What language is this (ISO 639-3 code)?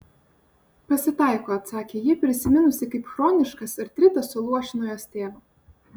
lit